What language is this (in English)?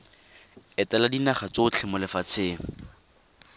Tswana